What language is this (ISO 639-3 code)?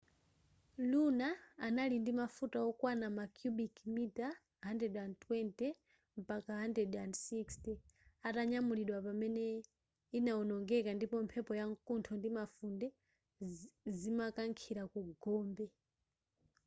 nya